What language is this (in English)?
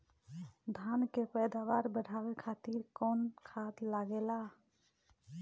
Bhojpuri